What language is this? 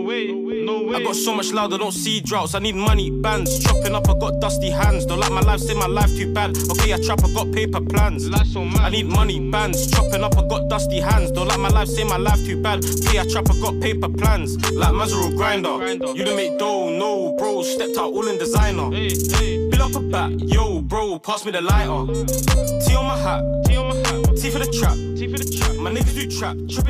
Hungarian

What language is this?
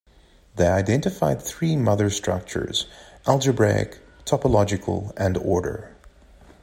English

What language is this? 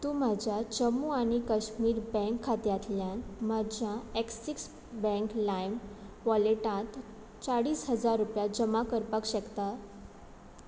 Konkani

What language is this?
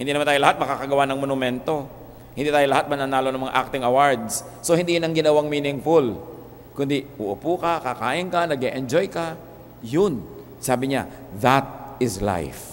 Filipino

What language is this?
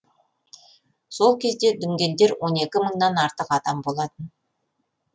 Kazakh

